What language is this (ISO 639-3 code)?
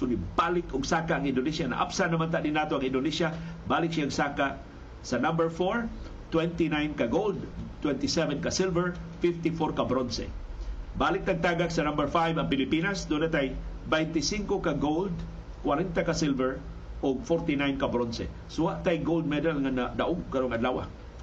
fil